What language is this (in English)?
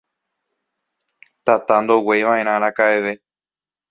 Guarani